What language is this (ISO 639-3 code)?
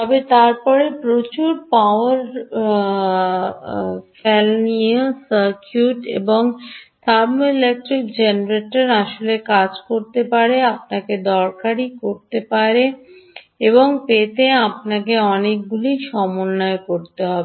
ben